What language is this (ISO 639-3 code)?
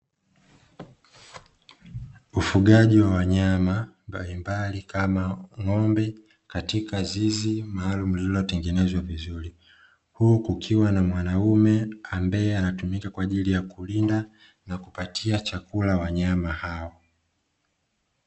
swa